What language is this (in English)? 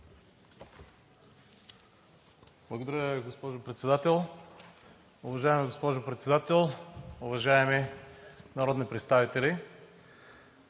Bulgarian